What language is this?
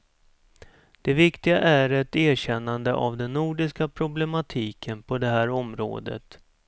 Swedish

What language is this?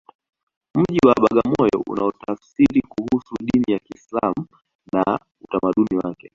Swahili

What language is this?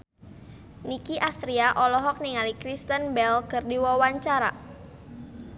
Sundanese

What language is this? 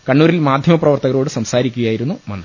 Malayalam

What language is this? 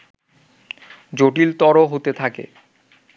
Bangla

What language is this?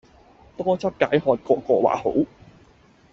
Cantonese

